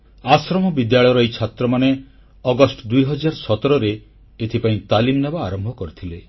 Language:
Odia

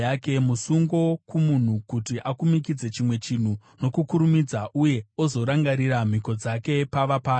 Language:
Shona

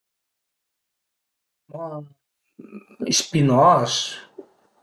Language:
Piedmontese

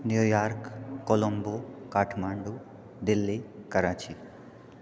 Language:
Maithili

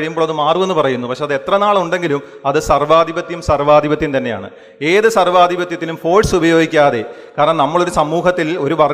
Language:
Malayalam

